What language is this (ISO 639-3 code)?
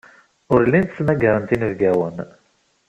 kab